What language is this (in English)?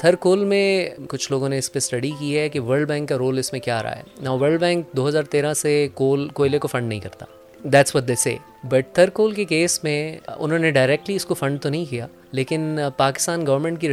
Urdu